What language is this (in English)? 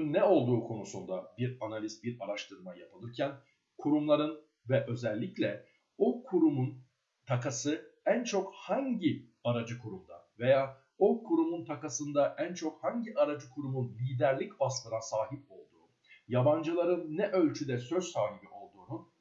Turkish